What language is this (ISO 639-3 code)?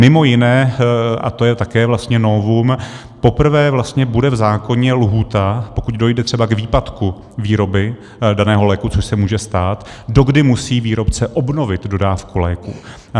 ces